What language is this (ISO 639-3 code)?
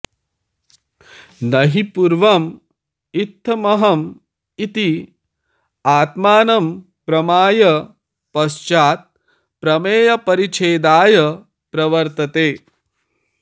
san